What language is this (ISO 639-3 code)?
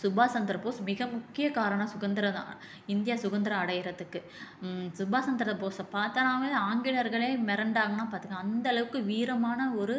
tam